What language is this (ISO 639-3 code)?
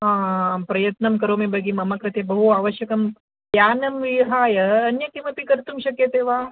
san